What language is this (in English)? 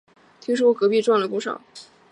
Chinese